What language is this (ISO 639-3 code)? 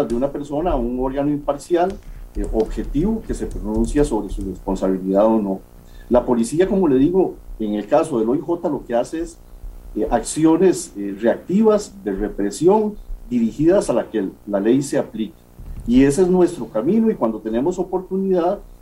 spa